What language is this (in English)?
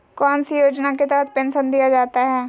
Magahi